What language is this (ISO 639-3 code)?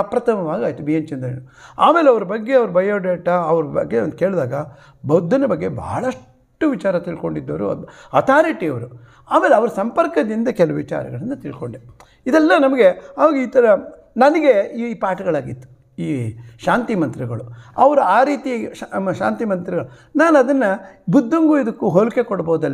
ron